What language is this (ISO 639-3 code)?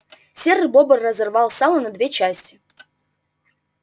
rus